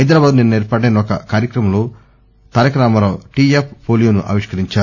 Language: Telugu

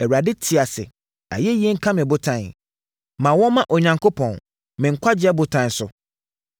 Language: Akan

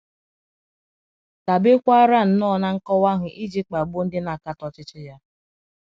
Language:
Igbo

